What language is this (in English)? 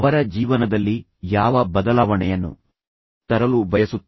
Kannada